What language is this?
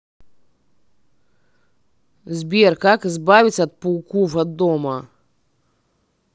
Russian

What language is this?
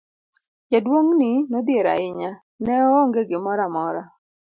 Luo (Kenya and Tanzania)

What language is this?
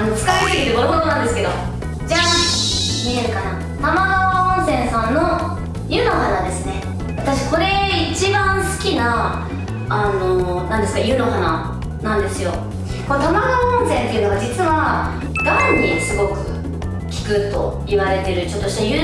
Japanese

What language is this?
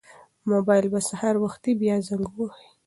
Pashto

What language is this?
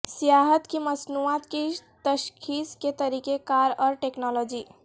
Urdu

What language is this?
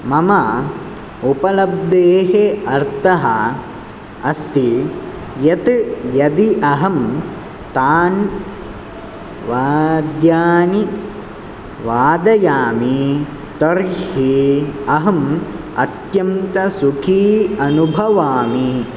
Sanskrit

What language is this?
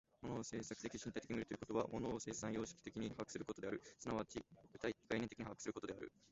Japanese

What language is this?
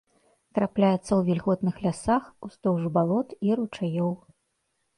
Belarusian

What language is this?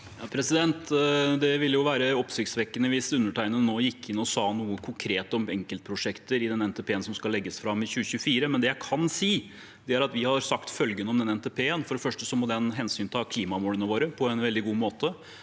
Norwegian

